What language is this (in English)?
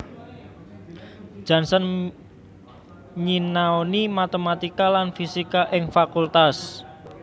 Javanese